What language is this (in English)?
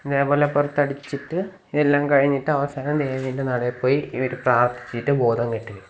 Malayalam